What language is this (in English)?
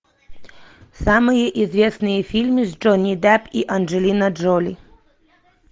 Russian